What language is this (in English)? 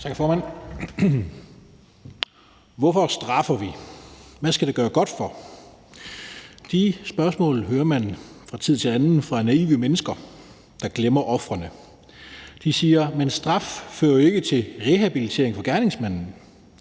Danish